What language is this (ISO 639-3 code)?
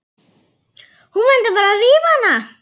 isl